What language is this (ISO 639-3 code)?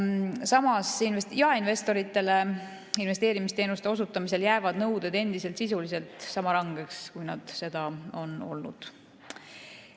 est